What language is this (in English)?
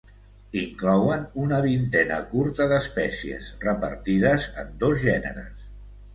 Catalan